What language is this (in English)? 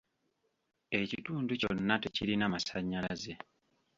Ganda